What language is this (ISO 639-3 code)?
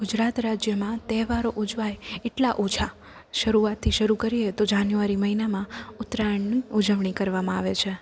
guj